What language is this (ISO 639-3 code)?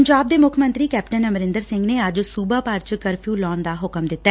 pan